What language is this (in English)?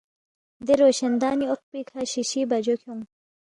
Balti